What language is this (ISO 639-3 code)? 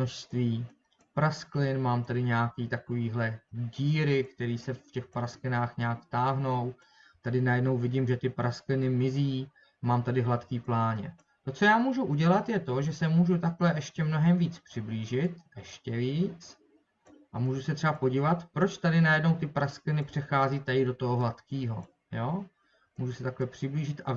ces